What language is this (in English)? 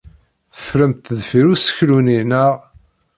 Kabyle